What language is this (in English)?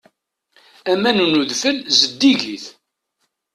Kabyle